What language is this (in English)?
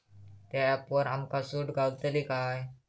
Marathi